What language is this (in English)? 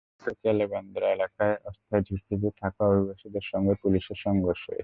Bangla